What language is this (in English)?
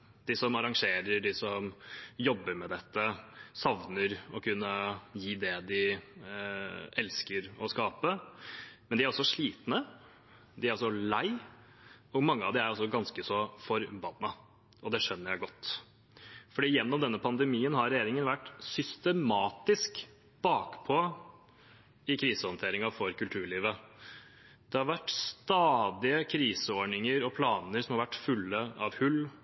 Norwegian Bokmål